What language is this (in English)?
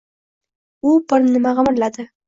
Uzbek